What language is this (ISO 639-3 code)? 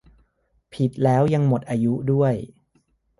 tha